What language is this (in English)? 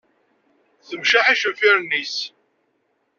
Kabyle